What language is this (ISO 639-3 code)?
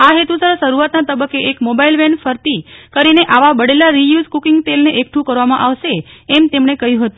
guj